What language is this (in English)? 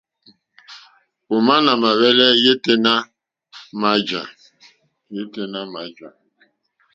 Mokpwe